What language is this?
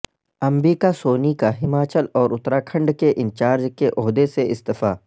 Urdu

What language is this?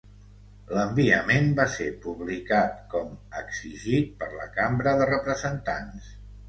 Catalan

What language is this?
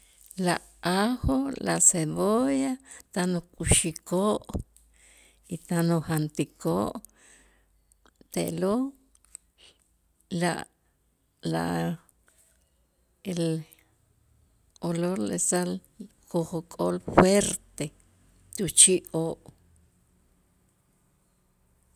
Itzá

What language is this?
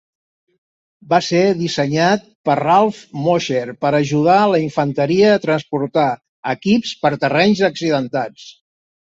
Catalan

